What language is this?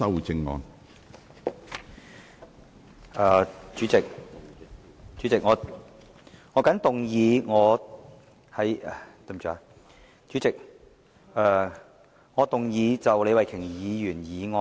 Cantonese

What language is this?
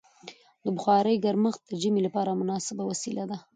Pashto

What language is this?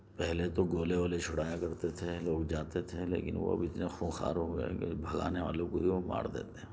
Urdu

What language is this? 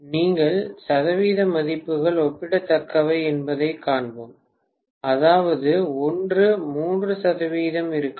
Tamil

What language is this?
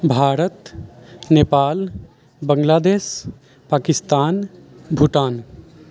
Maithili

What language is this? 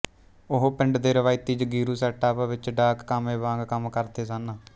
Punjabi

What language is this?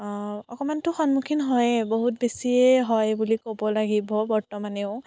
Assamese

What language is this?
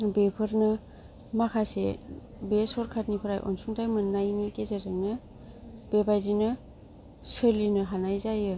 Bodo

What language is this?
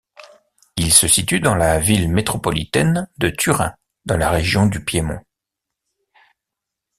French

